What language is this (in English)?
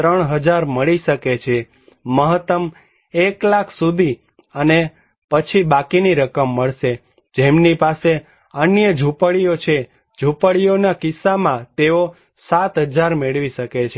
Gujarati